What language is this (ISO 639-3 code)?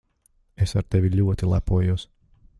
lav